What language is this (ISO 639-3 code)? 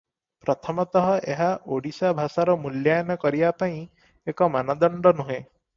ori